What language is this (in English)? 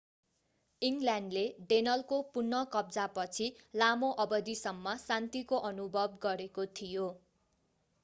Nepali